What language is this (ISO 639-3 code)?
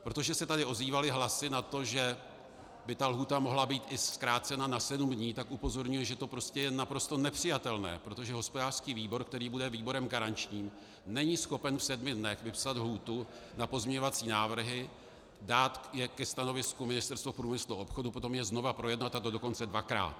ces